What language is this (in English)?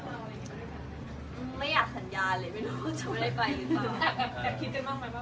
Thai